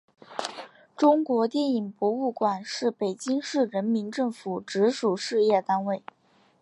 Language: Chinese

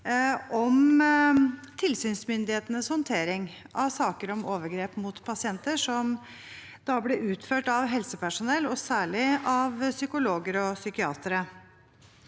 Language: Norwegian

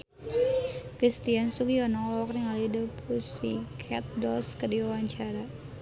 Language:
Sundanese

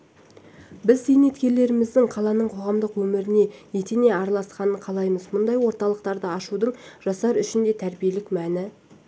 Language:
Kazakh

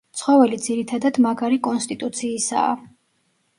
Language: Georgian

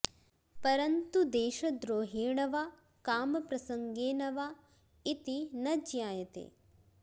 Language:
Sanskrit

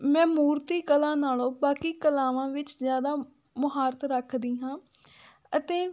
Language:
Punjabi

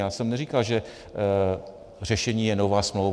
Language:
Czech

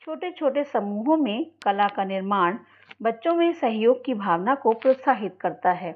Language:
Hindi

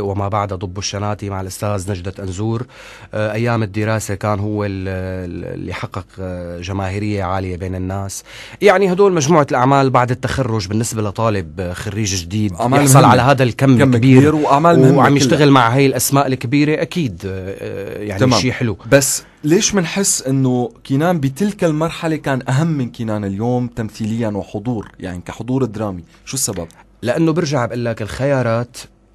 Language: Arabic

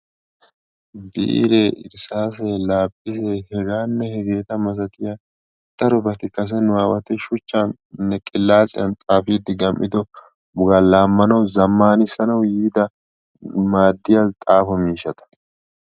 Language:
Wolaytta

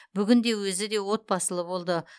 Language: Kazakh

